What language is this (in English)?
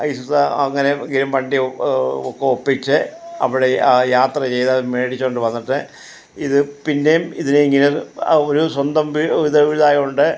Malayalam